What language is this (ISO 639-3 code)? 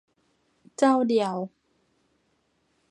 tha